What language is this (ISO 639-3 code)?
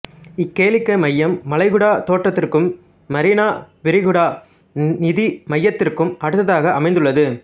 tam